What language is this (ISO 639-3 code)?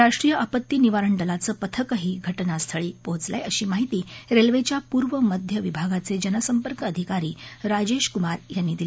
mar